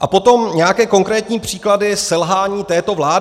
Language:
Czech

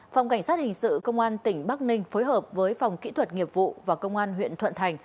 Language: Vietnamese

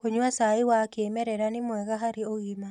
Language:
Kikuyu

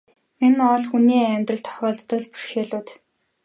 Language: Mongolian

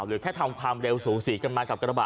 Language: Thai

